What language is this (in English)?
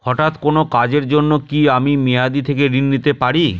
Bangla